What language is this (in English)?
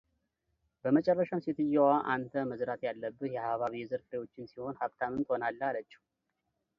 Amharic